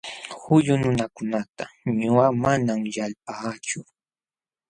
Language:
Jauja Wanca Quechua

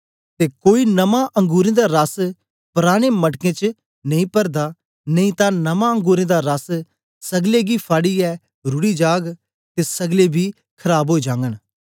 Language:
Dogri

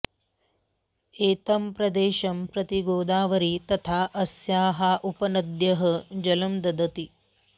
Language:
Sanskrit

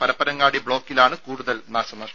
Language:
Malayalam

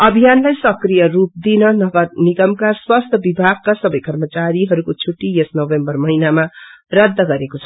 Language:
Nepali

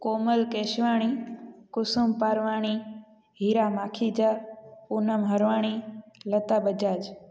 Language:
Sindhi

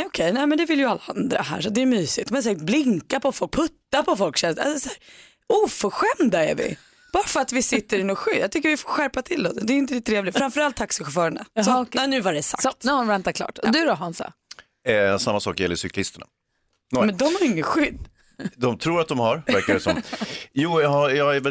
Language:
Swedish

